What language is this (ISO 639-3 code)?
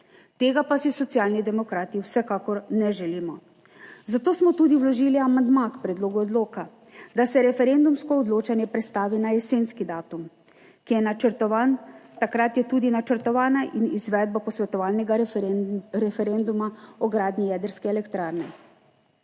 slv